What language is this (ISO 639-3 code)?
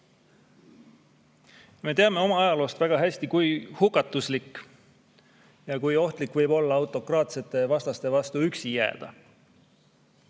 est